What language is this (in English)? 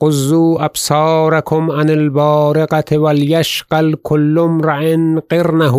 Persian